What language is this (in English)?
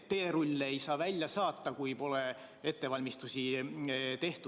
Estonian